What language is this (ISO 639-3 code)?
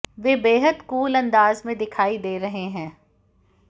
hin